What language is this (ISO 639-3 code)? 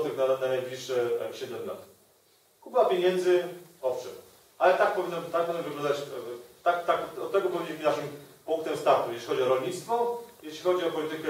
pol